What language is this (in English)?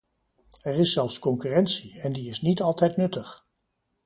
Dutch